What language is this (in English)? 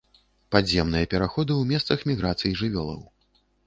Belarusian